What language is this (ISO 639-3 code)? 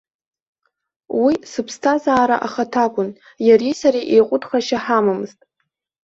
abk